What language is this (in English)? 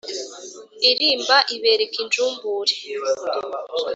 Kinyarwanda